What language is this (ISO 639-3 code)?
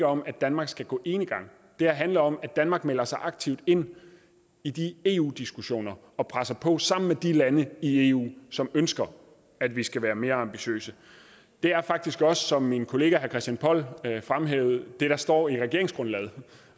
dan